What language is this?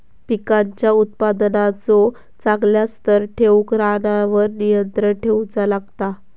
Marathi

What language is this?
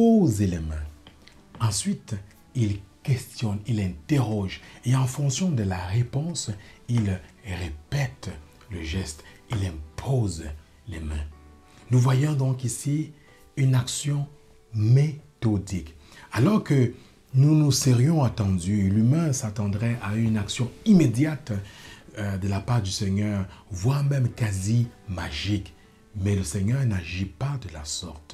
French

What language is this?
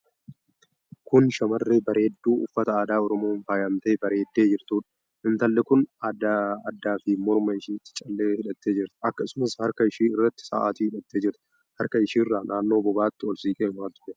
Oromo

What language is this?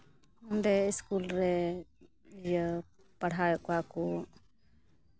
Santali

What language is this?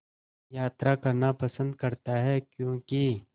Hindi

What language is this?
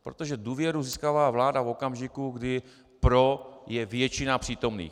Czech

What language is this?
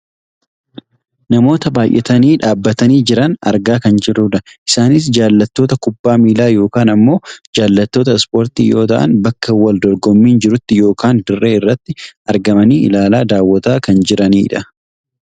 Oromo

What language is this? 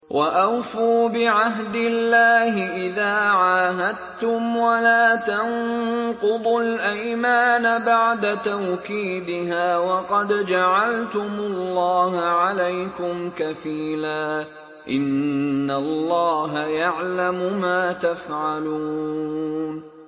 Arabic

